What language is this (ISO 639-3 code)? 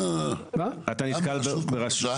heb